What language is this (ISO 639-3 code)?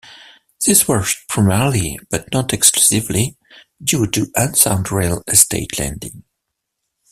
eng